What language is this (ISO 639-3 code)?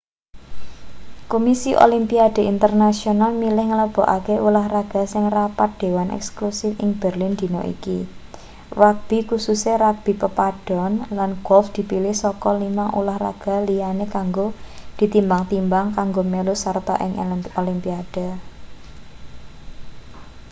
jav